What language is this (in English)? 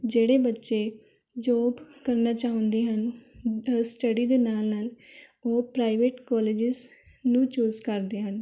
Punjabi